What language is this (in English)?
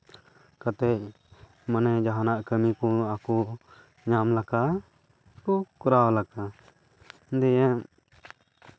Santali